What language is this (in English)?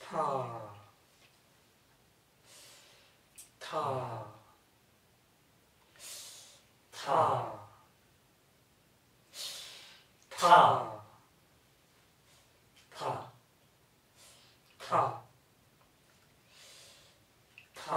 Korean